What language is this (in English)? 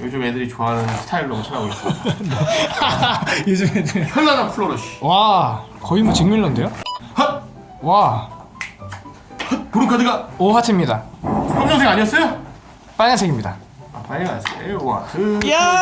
Korean